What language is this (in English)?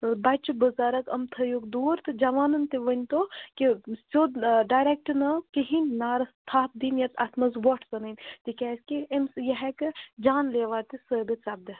Kashmiri